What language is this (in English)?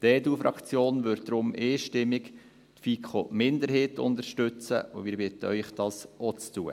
Swiss German